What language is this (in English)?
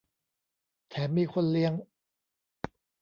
Thai